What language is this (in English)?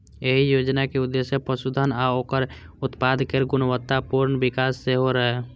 Maithili